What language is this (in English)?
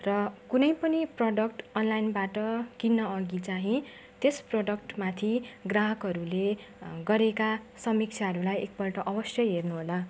Nepali